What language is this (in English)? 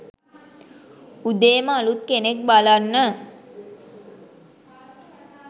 Sinhala